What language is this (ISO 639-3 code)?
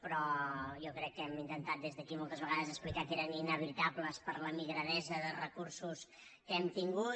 cat